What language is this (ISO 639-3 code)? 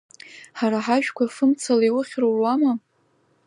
abk